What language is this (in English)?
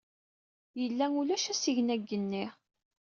Kabyle